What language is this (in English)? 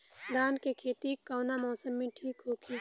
Bhojpuri